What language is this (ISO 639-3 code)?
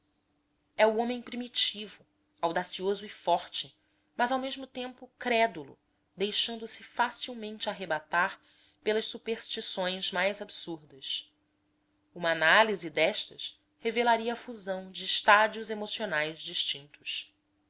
por